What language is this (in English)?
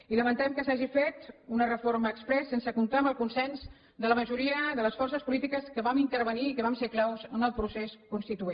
Catalan